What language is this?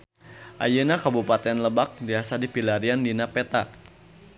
Sundanese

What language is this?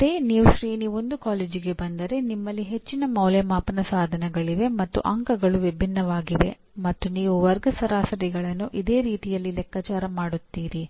Kannada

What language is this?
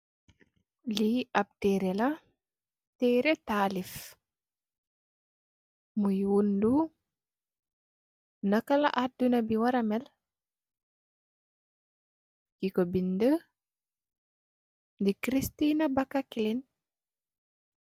Wolof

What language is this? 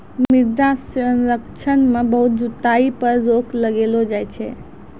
Maithili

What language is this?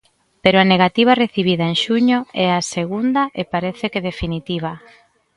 Galician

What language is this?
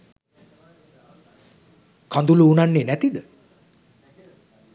Sinhala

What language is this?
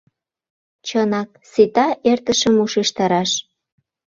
Mari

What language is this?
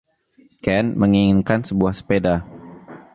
Indonesian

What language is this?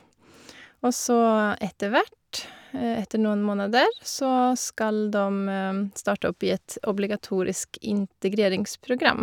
Norwegian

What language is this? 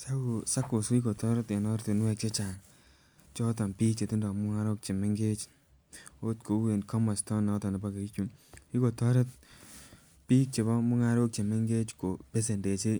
Kalenjin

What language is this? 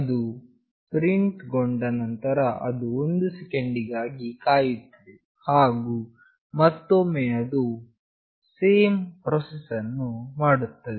Kannada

